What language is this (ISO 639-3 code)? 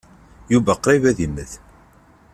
kab